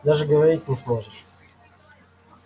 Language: Russian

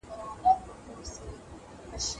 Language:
Pashto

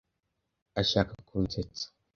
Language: Kinyarwanda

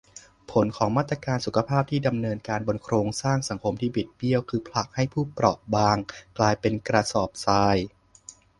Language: Thai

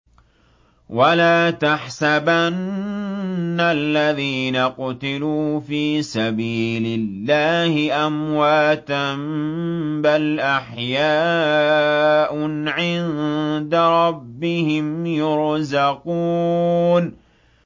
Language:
Arabic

